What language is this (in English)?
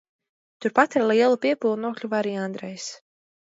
Latvian